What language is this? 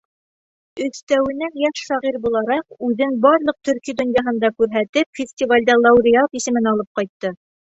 Bashkir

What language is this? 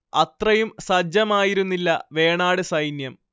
Malayalam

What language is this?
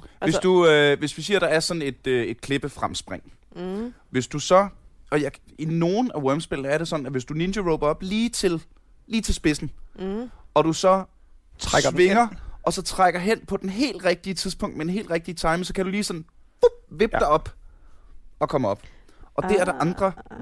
Danish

